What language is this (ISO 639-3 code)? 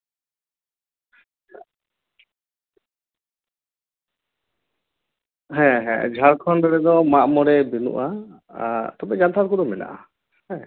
sat